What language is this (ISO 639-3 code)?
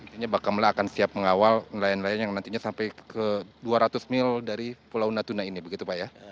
ind